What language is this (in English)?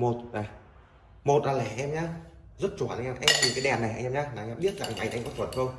Vietnamese